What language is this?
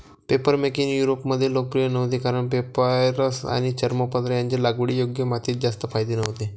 Marathi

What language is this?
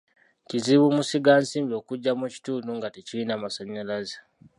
Ganda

